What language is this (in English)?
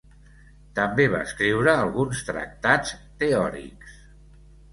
Catalan